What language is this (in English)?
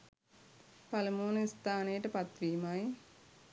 Sinhala